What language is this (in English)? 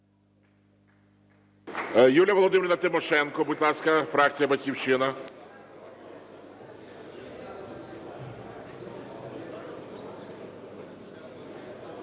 Ukrainian